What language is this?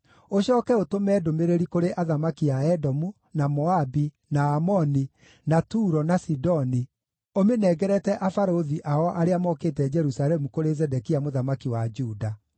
Kikuyu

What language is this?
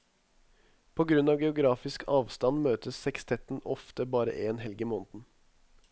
Norwegian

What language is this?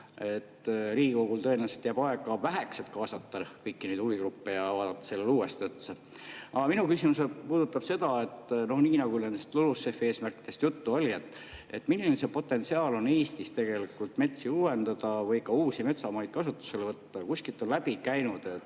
Estonian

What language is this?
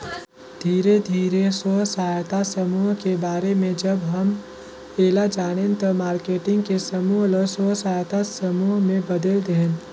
Chhattisgarhi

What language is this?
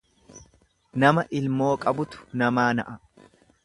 Oromo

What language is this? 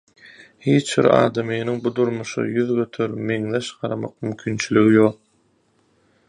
Turkmen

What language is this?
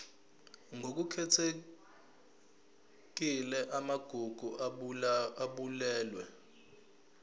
Zulu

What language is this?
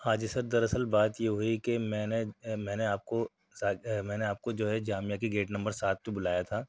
Urdu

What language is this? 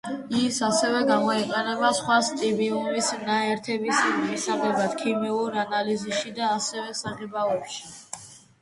Georgian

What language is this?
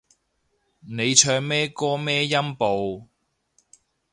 Cantonese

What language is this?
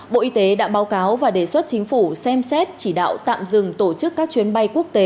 Vietnamese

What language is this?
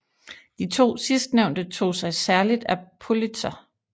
Danish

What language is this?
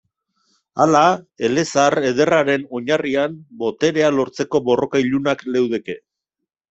Basque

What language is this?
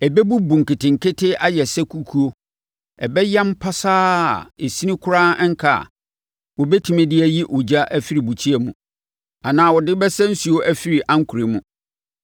Akan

